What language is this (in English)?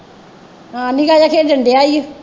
Punjabi